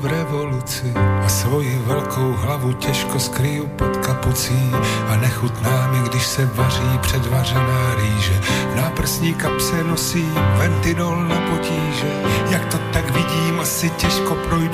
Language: Slovak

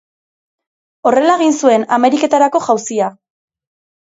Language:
Basque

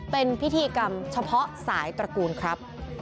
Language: Thai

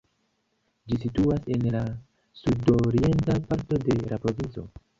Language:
Esperanto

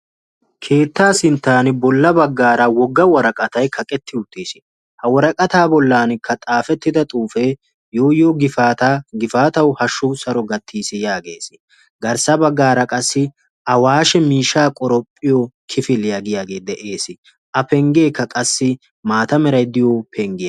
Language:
Wolaytta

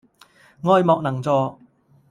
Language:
Cantonese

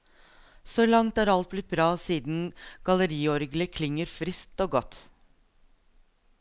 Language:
Norwegian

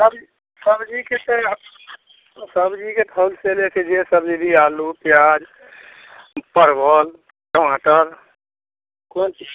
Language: Maithili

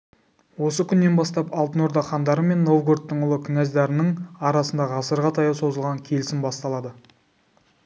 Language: Kazakh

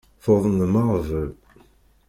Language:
Kabyle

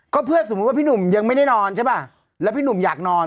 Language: Thai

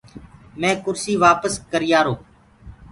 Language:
Gurgula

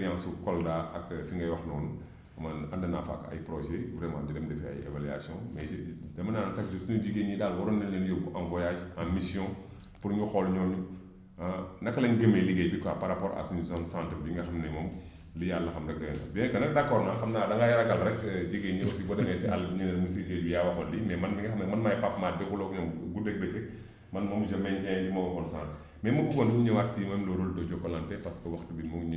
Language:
Wolof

